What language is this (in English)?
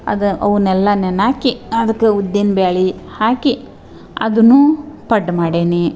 Kannada